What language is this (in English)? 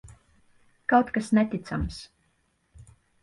Latvian